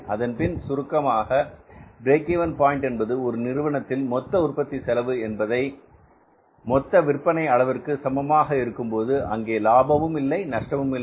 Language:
Tamil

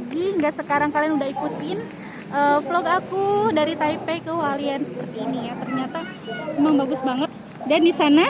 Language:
Indonesian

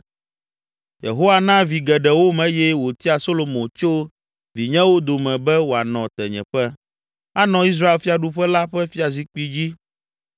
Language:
Ewe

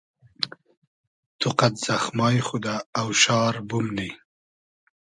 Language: Hazaragi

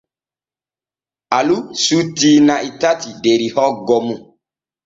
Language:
Borgu Fulfulde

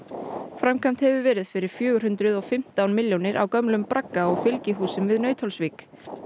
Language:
Icelandic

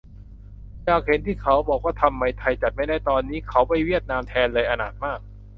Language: Thai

